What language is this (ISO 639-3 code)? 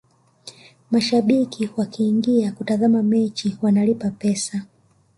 swa